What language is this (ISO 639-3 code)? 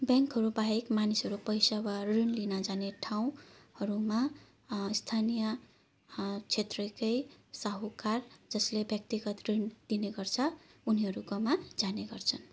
nep